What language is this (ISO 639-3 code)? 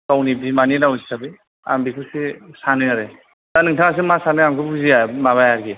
brx